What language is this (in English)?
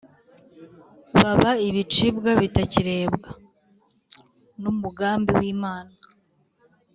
Kinyarwanda